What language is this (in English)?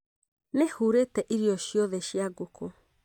Kikuyu